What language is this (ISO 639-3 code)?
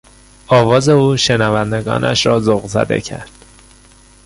fas